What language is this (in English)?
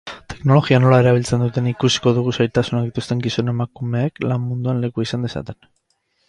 Basque